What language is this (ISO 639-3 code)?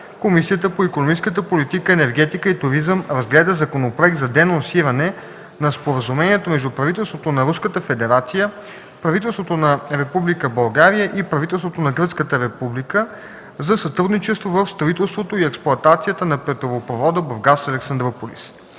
bul